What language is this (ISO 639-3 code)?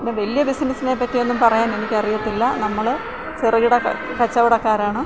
mal